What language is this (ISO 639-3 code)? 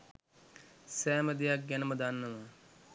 sin